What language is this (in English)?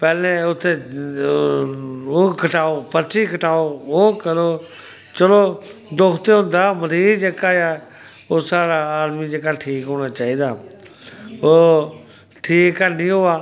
Dogri